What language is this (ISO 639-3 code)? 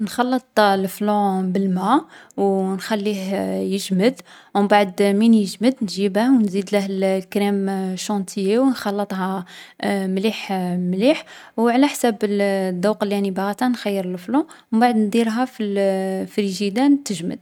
arq